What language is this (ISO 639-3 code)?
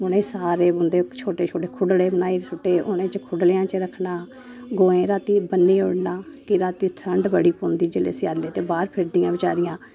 doi